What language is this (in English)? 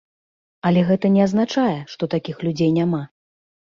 Belarusian